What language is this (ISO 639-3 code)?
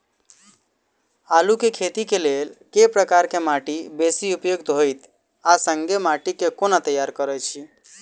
mai